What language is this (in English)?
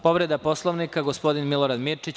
Serbian